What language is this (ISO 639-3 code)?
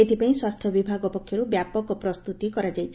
ori